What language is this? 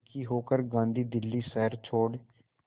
Hindi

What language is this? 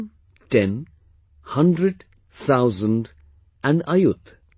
English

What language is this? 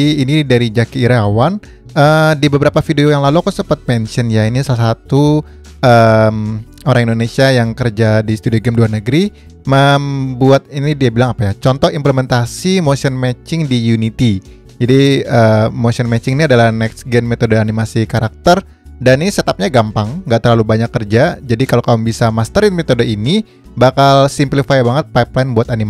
Indonesian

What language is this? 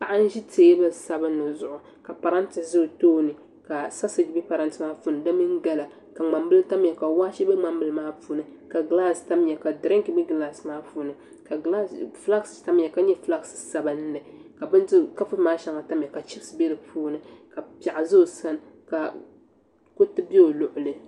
Dagbani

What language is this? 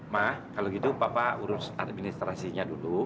Indonesian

